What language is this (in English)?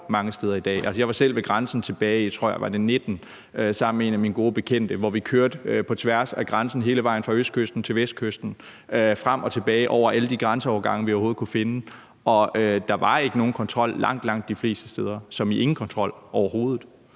Danish